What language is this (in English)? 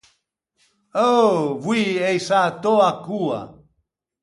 Ligurian